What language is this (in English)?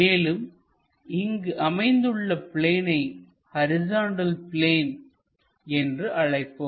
Tamil